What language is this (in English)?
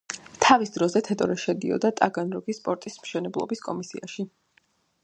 Georgian